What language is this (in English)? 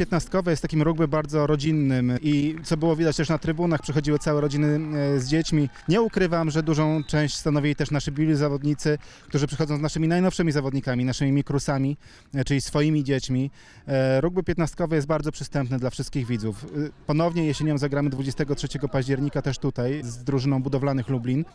Polish